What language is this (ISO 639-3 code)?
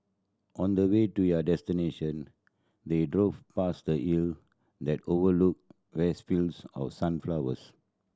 eng